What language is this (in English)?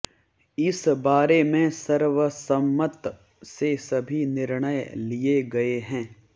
Hindi